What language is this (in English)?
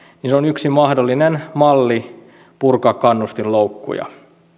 Finnish